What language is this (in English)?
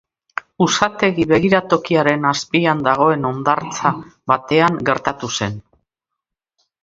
Basque